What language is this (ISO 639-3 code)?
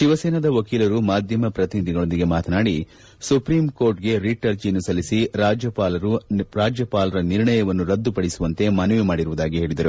kan